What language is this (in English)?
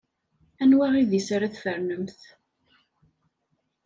Kabyle